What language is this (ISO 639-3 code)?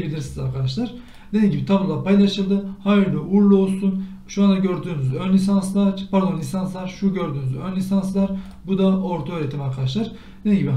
tur